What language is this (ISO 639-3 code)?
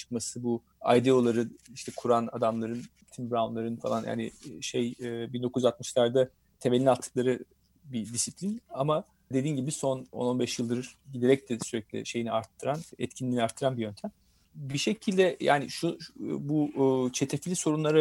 tur